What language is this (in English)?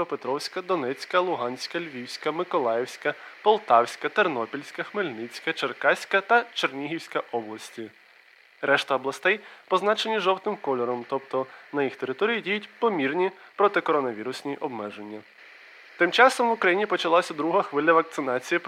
Ukrainian